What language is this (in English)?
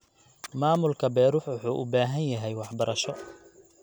Somali